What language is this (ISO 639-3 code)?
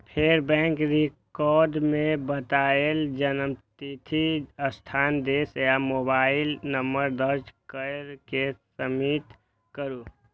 mai